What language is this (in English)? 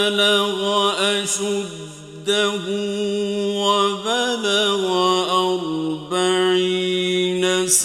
Arabic